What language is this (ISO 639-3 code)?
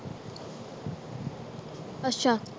pan